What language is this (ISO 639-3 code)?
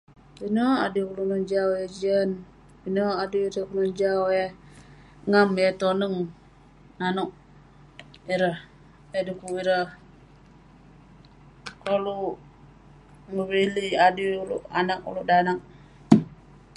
pne